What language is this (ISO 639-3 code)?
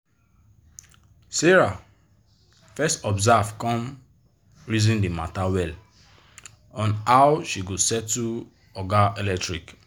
pcm